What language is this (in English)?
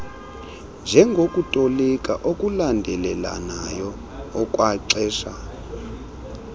Xhosa